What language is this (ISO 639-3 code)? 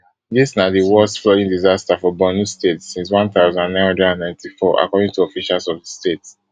pcm